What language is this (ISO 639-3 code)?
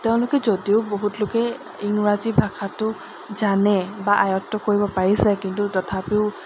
asm